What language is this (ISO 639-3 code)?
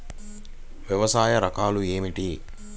tel